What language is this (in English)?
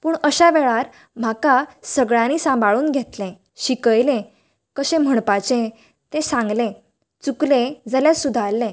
Konkani